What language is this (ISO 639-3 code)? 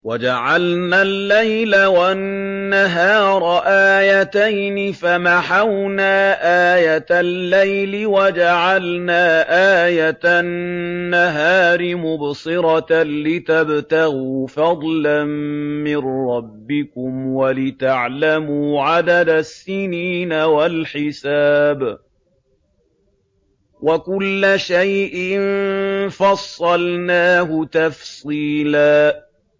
ara